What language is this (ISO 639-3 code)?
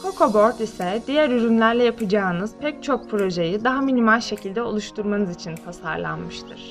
tur